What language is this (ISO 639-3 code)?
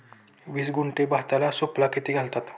mar